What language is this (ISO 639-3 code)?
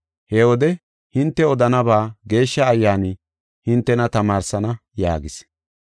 gof